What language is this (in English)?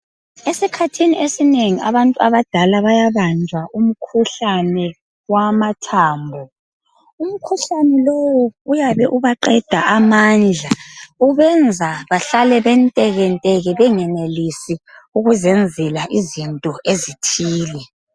North Ndebele